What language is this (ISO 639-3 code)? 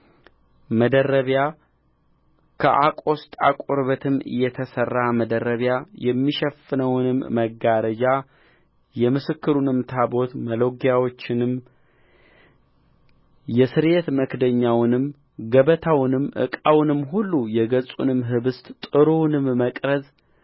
amh